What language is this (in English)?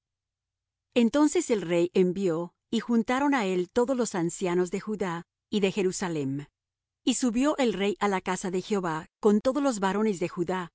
Spanish